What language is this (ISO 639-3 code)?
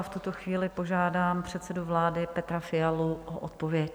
ces